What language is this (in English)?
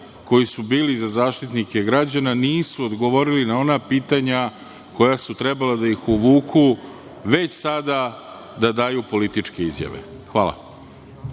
Serbian